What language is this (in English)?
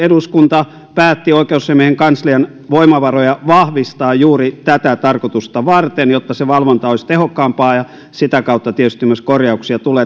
Finnish